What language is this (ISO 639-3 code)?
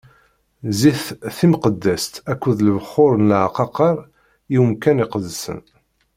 kab